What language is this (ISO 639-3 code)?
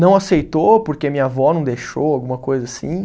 por